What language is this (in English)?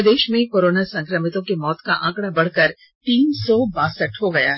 Hindi